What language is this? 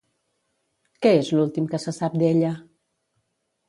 Catalan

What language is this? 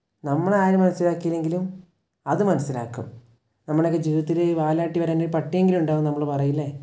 Malayalam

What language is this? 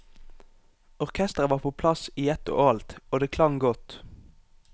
Norwegian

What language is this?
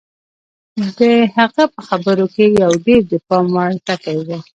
Pashto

